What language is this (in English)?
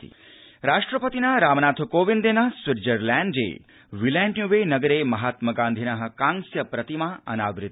Sanskrit